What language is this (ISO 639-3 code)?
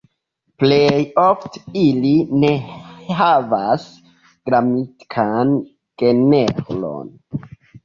epo